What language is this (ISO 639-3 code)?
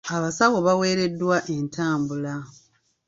lug